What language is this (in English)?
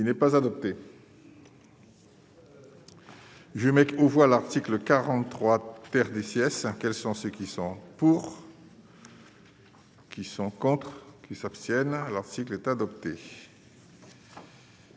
French